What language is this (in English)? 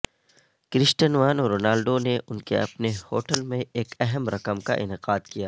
Urdu